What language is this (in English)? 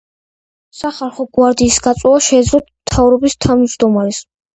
Georgian